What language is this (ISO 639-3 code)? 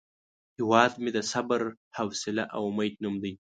pus